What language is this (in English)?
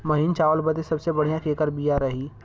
Bhojpuri